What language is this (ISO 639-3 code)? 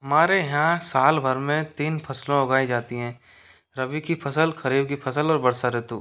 hin